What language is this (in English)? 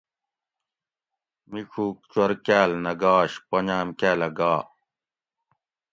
Gawri